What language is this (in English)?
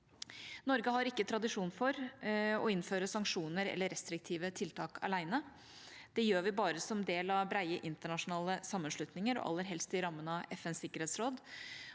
Norwegian